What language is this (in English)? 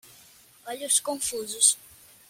Portuguese